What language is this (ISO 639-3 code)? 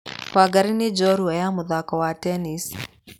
kik